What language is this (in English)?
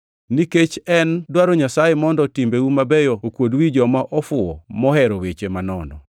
Luo (Kenya and Tanzania)